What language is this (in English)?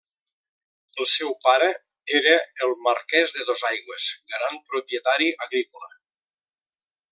Catalan